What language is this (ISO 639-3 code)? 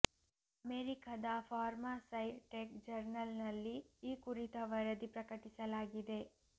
kan